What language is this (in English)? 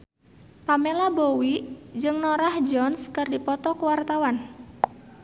Sundanese